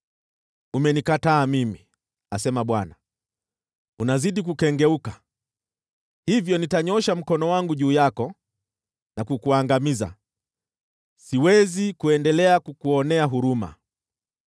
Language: Swahili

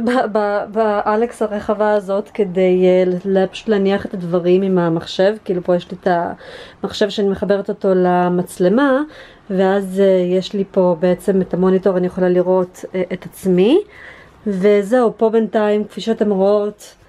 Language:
Hebrew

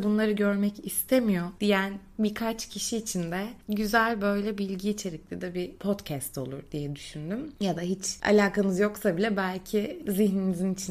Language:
Turkish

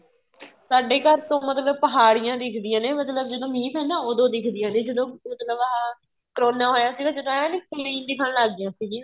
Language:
Punjabi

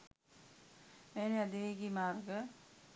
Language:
Sinhala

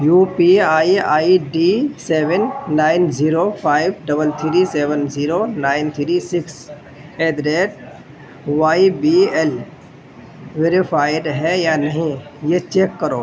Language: Urdu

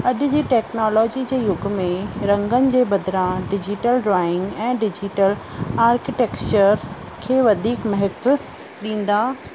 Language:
Sindhi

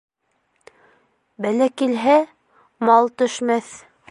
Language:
Bashkir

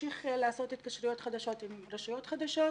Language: Hebrew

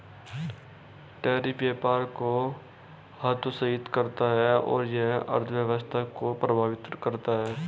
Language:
Hindi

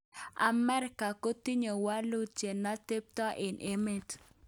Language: Kalenjin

